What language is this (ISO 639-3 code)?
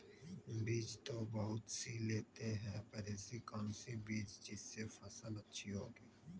mag